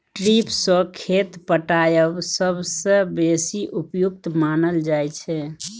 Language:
Maithili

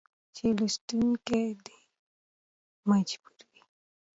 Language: Pashto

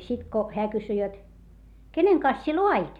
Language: Finnish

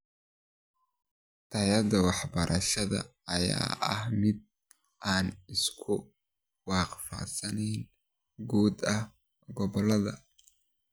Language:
Somali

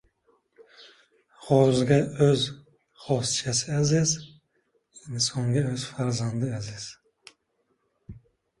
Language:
Uzbek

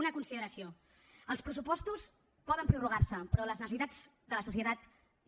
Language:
Catalan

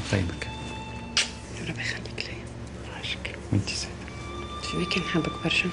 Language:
Arabic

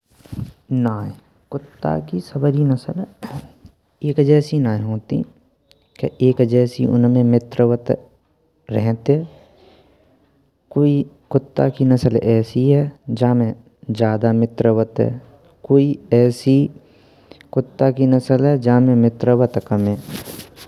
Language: Braj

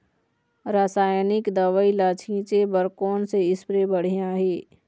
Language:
Chhattisgarhi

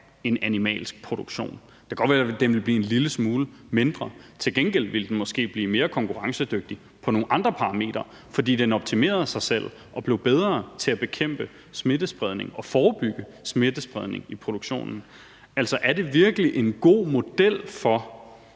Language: Danish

